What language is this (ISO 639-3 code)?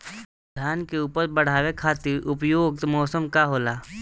bho